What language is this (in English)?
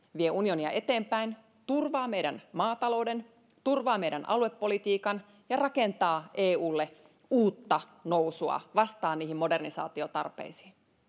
Finnish